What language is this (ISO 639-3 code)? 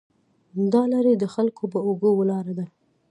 pus